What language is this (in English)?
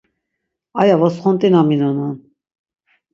Laz